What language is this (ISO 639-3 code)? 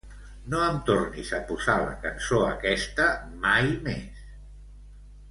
cat